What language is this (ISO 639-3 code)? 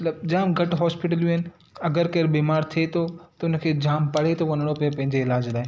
snd